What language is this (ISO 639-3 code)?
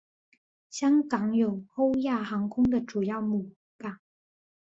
zho